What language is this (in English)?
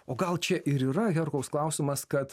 Lithuanian